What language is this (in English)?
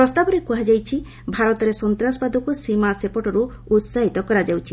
Odia